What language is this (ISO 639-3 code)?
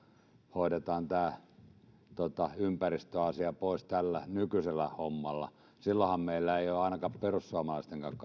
fin